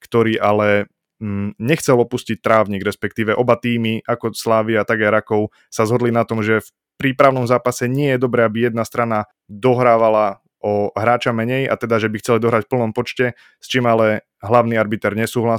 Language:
Slovak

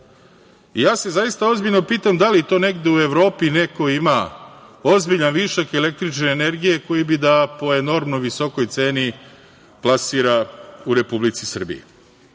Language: Serbian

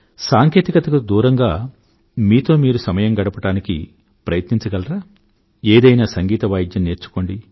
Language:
Telugu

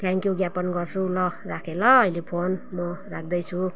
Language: Nepali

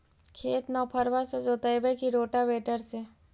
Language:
Magahi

